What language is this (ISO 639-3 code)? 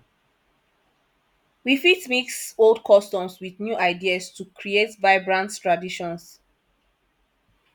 pcm